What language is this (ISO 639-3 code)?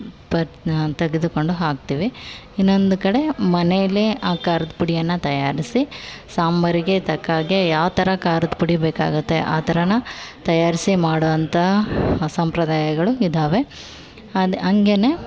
kan